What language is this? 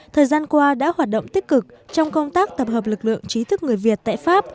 Vietnamese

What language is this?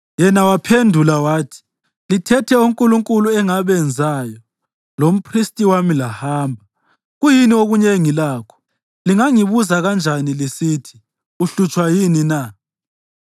North Ndebele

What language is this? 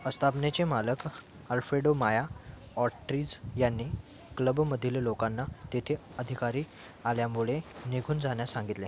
Marathi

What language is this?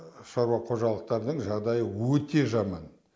Kazakh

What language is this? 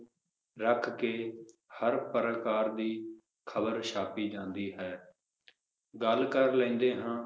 Punjabi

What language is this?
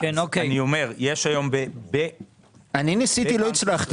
Hebrew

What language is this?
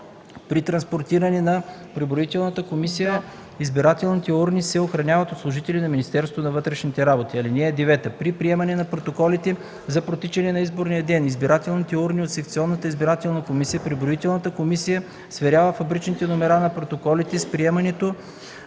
Bulgarian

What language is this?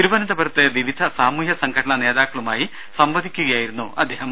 Malayalam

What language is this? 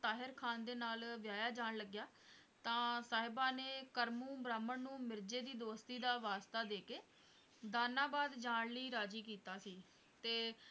Punjabi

